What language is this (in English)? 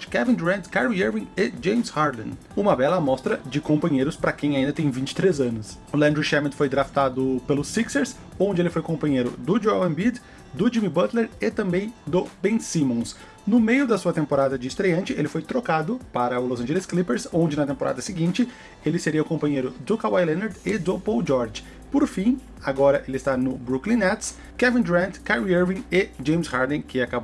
Portuguese